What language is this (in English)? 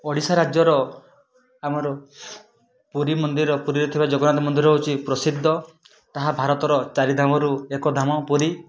Odia